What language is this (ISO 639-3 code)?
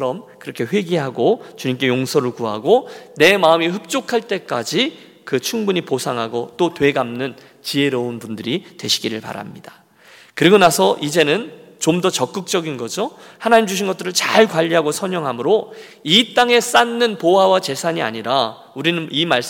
kor